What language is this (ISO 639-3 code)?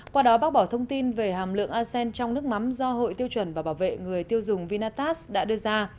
vie